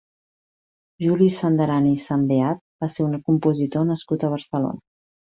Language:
Catalan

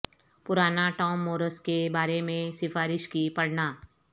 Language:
Urdu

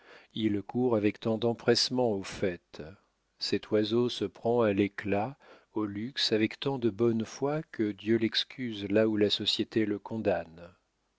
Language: French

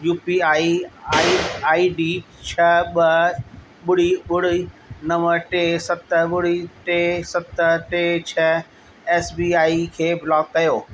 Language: Sindhi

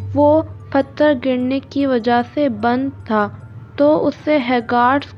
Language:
Urdu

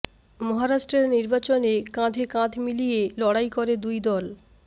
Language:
Bangla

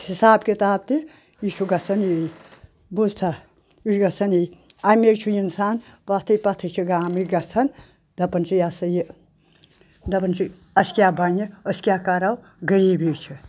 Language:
Kashmiri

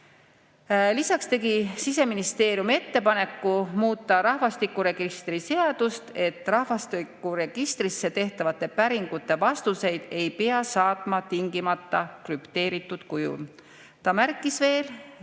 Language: Estonian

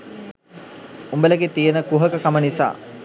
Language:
Sinhala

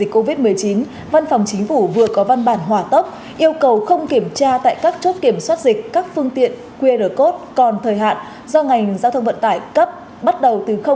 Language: Vietnamese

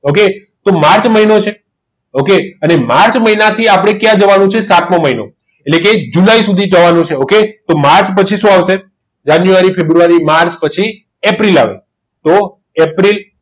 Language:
Gujarati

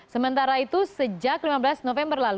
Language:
Indonesian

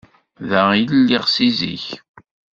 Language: Kabyle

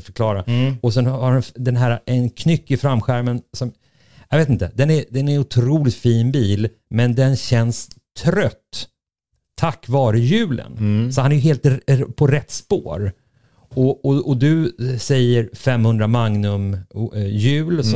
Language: Swedish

